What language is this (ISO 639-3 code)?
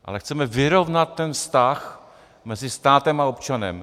ces